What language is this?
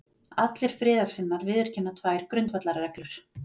Icelandic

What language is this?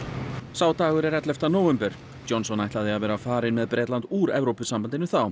Icelandic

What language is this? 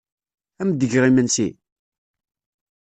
Kabyle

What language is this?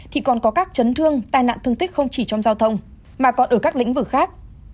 Vietnamese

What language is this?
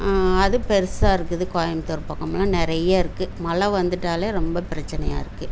Tamil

